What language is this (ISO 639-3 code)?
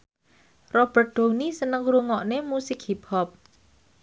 jav